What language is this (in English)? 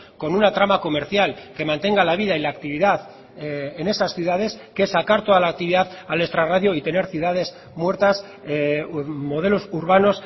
Spanish